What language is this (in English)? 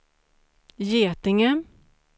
Swedish